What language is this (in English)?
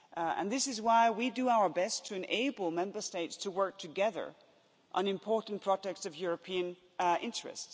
English